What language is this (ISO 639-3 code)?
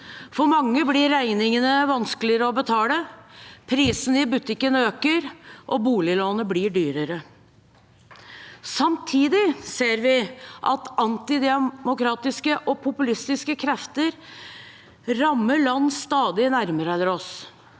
nor